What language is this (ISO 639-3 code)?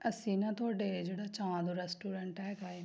pan